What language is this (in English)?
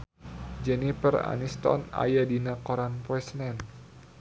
Sundanese